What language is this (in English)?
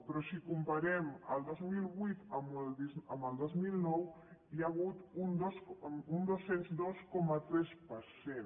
Catalan